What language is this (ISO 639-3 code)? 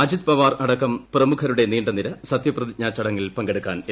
mal